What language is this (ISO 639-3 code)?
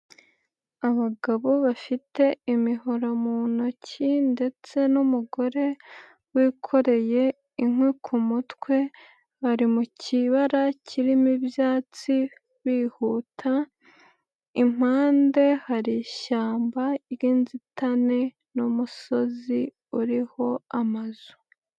kin